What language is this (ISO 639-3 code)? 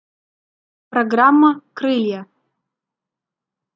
rus